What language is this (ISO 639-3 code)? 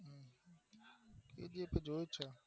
guj